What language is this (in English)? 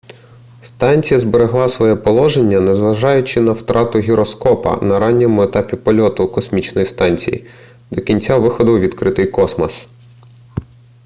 Ukrainian